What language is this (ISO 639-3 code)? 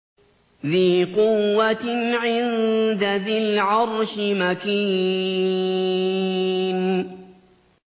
ara